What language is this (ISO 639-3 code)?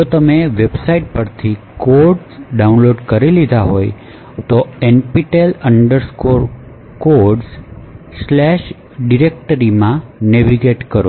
guj